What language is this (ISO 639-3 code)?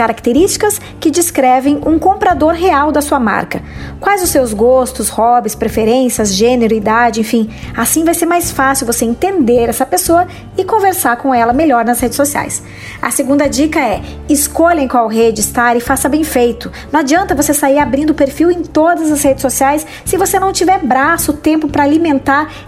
por